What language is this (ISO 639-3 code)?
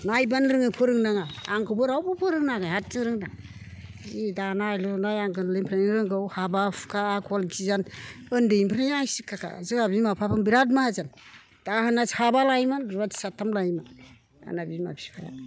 brx